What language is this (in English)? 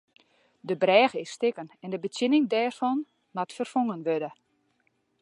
Western Frisian